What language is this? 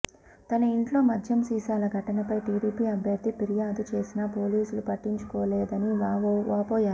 Telugu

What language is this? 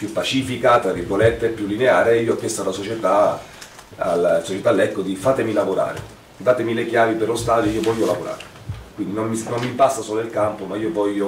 Italian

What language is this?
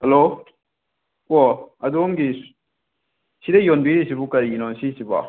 Manipuri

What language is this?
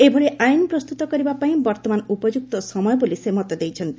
Odia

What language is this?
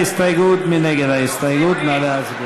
Hebrew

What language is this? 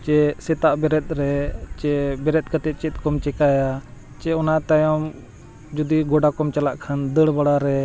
Santali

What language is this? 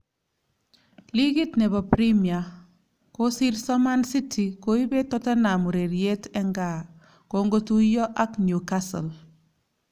Kalenjin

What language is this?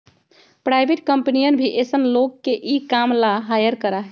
Magahi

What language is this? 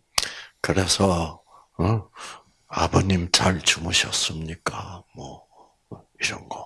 Korean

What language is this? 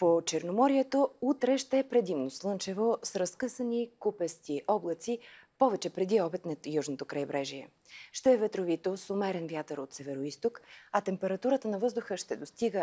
Bulgarian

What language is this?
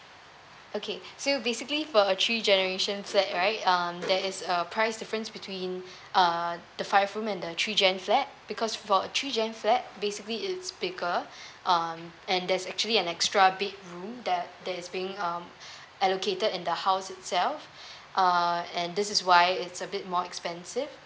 English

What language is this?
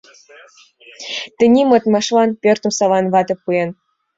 Mari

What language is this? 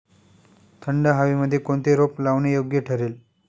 Marathi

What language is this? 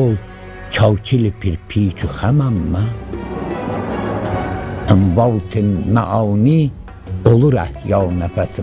Turkish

